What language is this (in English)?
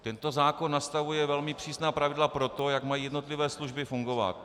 Czech